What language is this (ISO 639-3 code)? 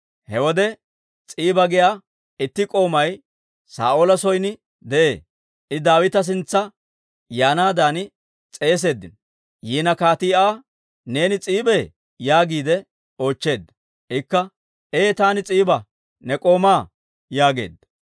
dwr